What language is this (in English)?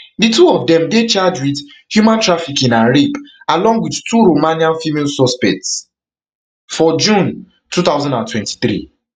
Nigerian Pidgin